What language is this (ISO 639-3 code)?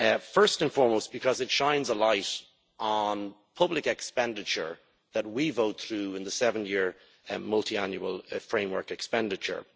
eng